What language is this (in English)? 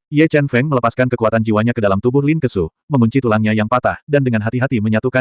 Indonesian